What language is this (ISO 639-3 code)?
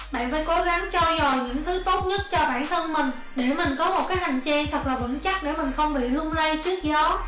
vie